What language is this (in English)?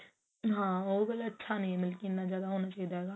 Punjabi